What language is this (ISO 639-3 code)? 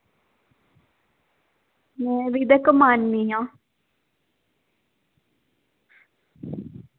doi